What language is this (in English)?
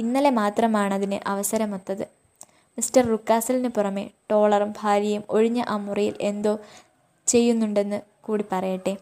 Malayalam